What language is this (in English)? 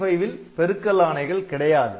Tamil